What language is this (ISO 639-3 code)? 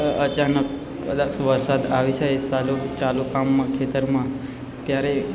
guj